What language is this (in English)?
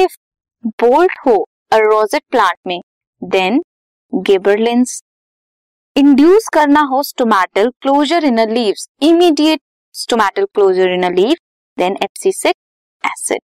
Hindi